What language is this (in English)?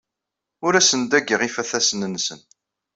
Kabyle